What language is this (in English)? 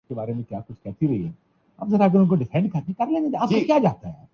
Urdu